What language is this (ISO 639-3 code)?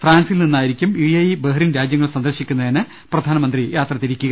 mal